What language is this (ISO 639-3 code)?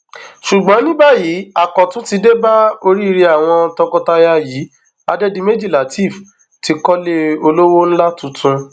yor